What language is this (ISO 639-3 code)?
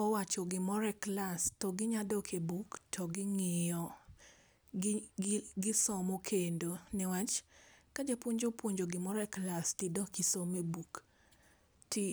luo